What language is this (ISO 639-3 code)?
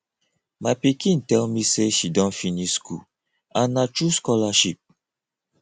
pcm